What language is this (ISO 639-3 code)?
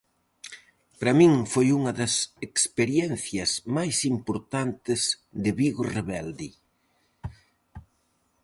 glg